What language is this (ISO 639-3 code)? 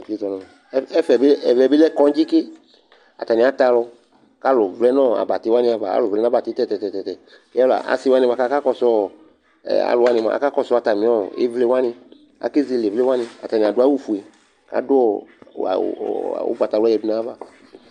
kpo